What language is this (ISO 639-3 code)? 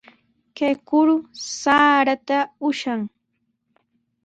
qws